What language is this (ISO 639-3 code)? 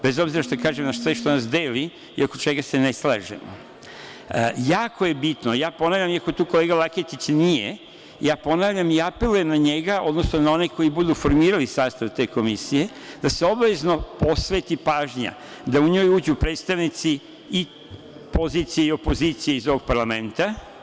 srp